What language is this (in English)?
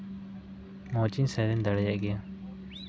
Santali